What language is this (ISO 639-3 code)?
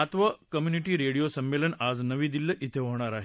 mar